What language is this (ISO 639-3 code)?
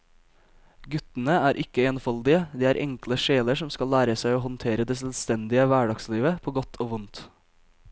nor